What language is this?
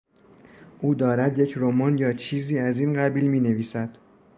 Persian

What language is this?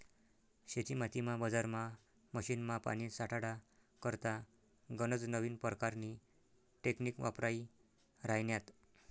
Marathi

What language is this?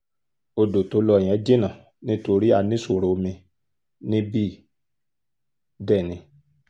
Yoruba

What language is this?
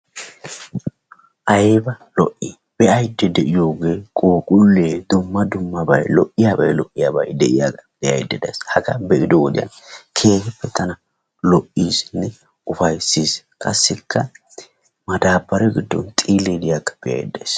Wolaytta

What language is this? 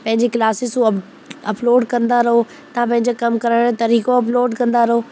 Sindhi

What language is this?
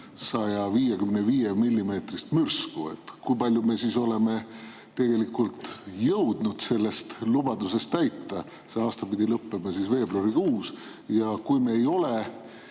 Estonian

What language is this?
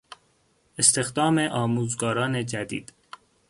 Persian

